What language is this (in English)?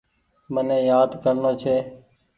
Goaria